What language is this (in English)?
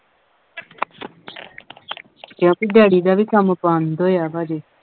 Punjabi